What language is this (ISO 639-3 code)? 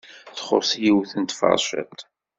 kab